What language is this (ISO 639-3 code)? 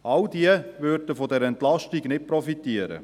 gsw